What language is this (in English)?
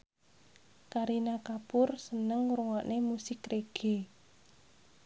Javanese